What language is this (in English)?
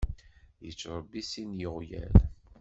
Kabyle